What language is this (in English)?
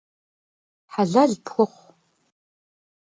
Kabardian